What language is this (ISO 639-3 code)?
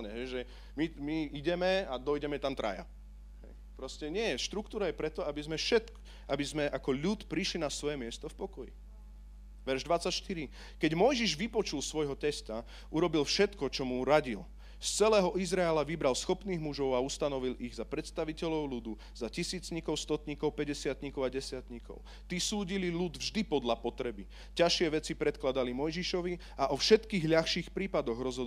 slk